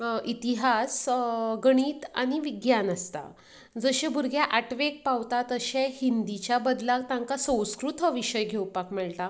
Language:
Konkani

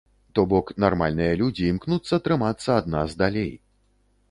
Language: Belarusian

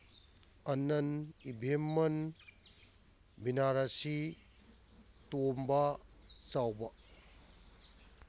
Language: Manipuri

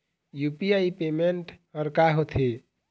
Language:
Chhattisgarhi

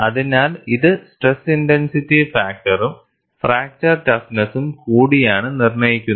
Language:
Malayalam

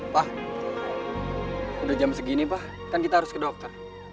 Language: Indonesian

